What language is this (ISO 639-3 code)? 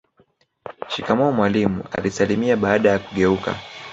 swa